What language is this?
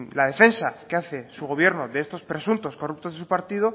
Spanish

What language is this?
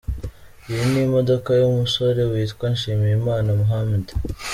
Kinyarwanda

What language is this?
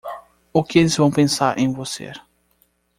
Portuguese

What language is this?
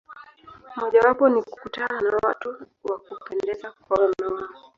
Swahili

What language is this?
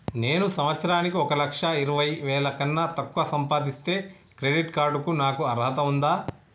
Telugu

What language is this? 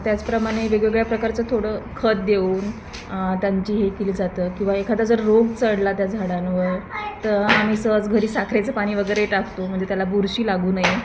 Marathi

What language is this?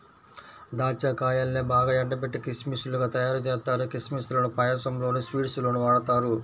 Telugu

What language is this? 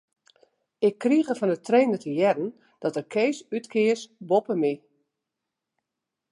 Western Frisian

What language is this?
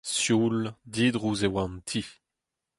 Breton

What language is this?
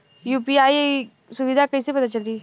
Bhojpuri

